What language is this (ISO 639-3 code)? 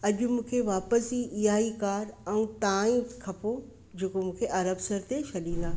snd